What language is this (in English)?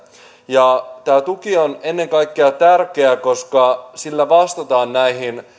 Finnish